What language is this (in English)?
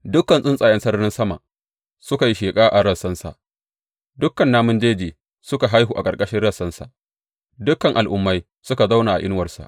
Hausa